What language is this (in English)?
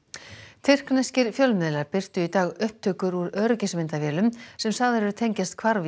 Icelandic